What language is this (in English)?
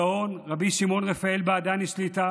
Hebrew